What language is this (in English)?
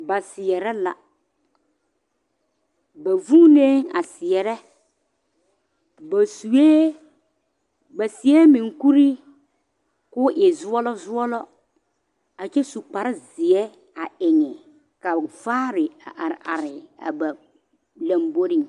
Southern Dagaare